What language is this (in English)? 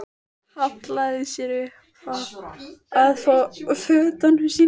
Icelandic